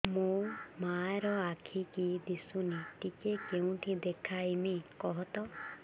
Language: Odia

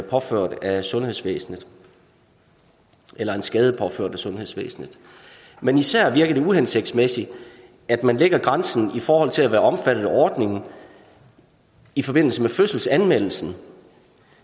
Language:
Danish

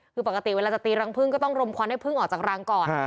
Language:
Thai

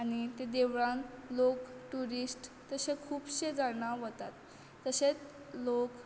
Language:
Konkani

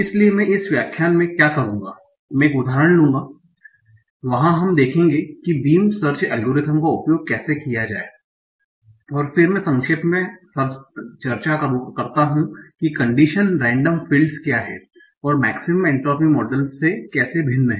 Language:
Hindi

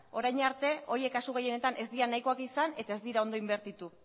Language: Basque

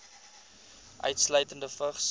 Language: Afrikaans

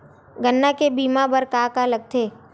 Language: Chhattisgarhi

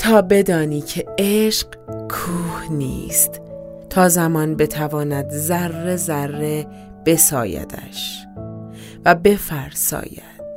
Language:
Persian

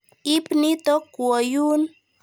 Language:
Kalenjin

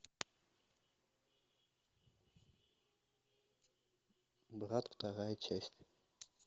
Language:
Russian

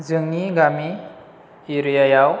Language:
Bodo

